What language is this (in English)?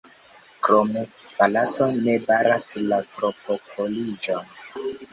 Esperanto